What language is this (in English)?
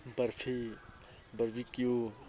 Manipuri